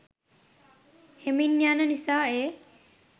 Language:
Sinhala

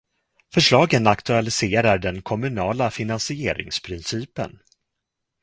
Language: Swedish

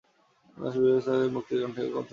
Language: Bangla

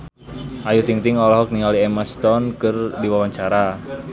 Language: Sundanese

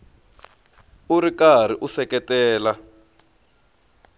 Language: Tsonga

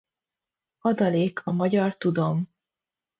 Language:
Hungarian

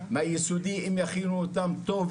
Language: Hebrew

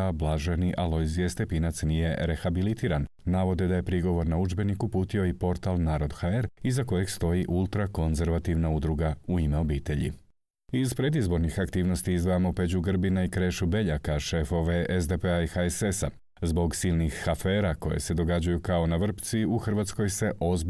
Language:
Croatian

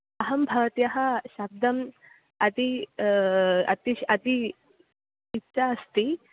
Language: Sanskrit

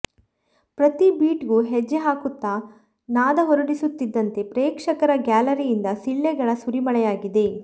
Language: Kannada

